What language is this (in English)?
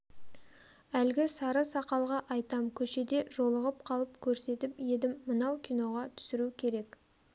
Kazakh